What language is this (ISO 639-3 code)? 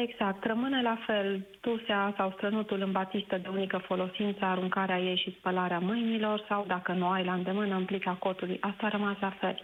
ron